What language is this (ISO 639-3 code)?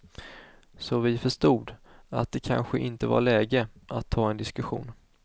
swe